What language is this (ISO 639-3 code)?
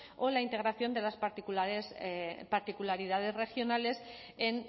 spa